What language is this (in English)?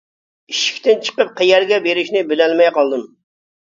Uyghur